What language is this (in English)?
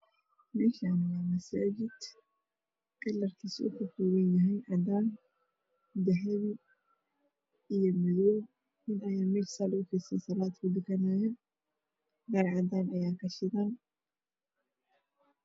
Somali